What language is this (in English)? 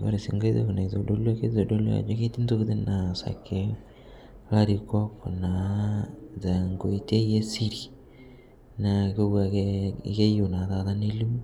Masai